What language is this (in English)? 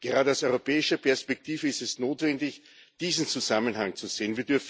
German